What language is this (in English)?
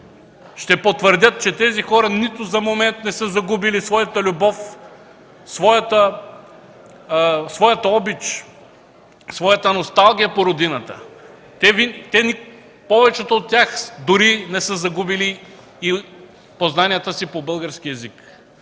Bulgarian